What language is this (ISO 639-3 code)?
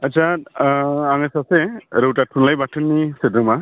brx